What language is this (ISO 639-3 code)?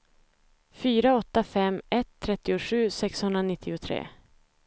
swe